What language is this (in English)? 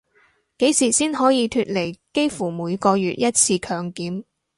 Cantonese